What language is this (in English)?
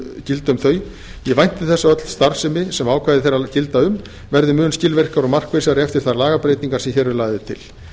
Icelandic